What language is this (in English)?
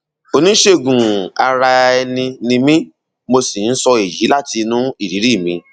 Yoruba